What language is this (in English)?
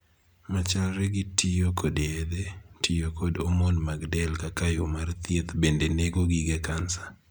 Luo (Kenya and Tanzania)